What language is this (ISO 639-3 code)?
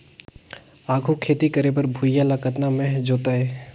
hne